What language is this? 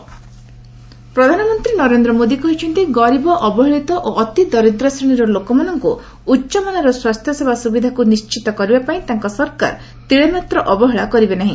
Odia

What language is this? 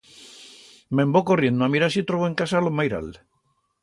Aragonese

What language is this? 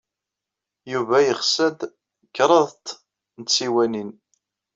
Kabyle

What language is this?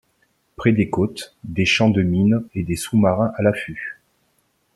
French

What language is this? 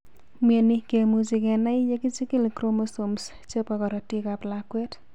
Kalenjin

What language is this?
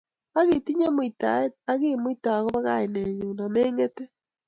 Kalenjin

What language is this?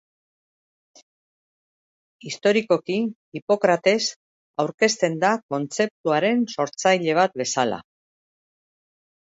Basque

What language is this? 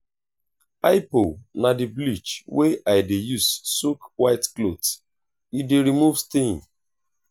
Nigerian Pidgin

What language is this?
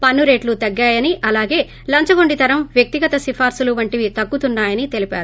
Telugu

